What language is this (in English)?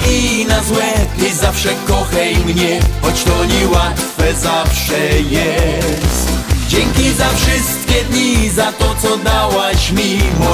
Polish